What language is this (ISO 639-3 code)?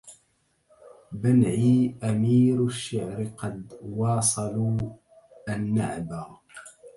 ara